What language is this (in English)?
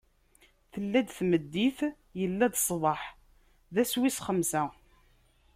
Kabyle